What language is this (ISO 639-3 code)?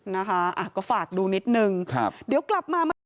tha